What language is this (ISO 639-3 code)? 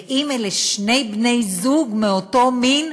heb